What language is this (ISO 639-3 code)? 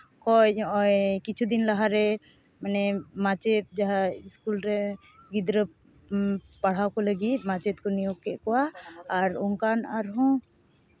sat